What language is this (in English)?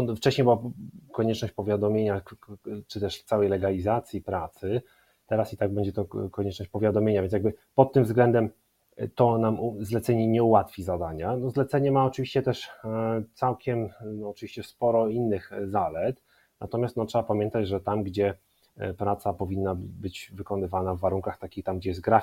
Polish